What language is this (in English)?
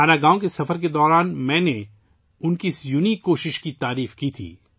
Urdu